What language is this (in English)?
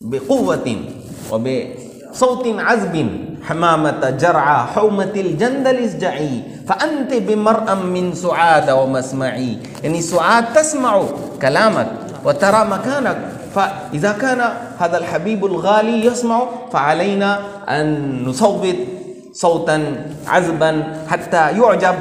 Arabic